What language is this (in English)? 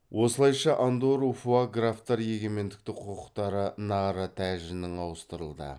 Kazakh